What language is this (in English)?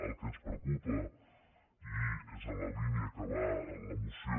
Catalan